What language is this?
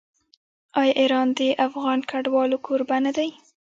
Pashto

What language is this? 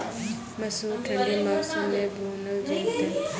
Maithili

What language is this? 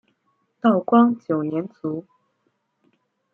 Chinese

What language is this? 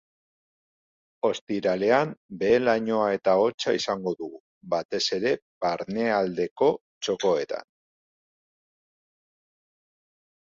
Basque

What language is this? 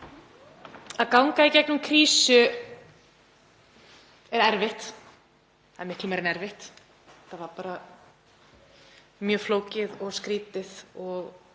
Icelandic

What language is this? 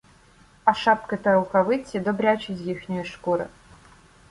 Ukrainian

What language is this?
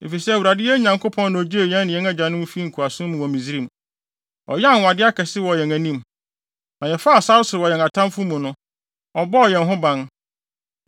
Akan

